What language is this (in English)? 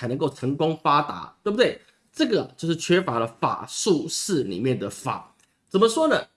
Chinese